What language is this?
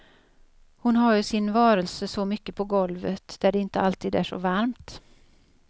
Swedish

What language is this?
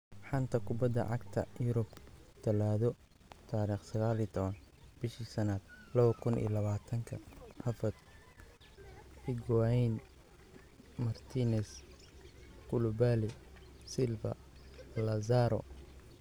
Somali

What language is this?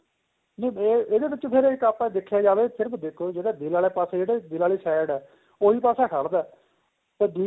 Punjabi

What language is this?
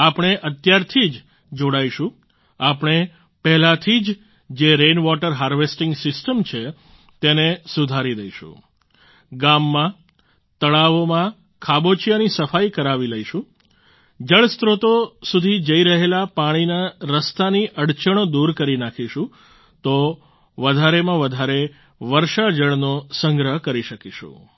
Gujarati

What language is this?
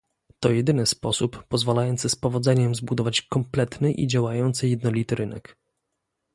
Polish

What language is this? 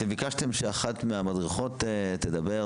Hebrew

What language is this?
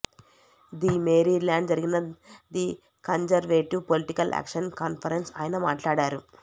Telugu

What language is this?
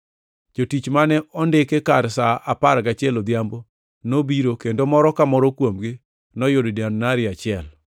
Luo (Kenya and Tanzania)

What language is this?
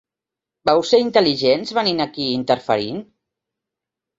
Catalan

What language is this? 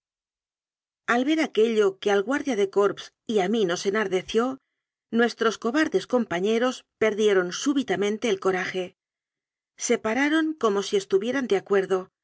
Spanish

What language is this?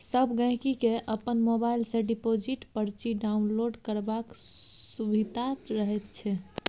Maithili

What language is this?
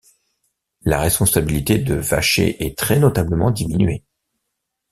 French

